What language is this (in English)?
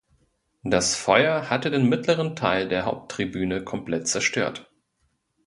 German